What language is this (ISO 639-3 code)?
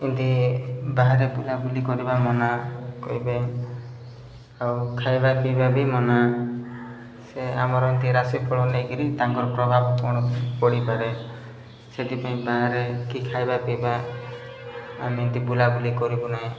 ori